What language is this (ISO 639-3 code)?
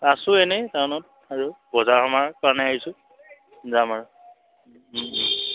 asm